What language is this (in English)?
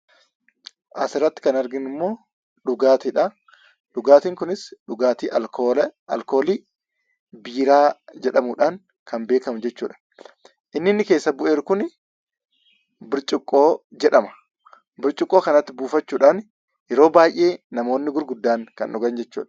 Oromo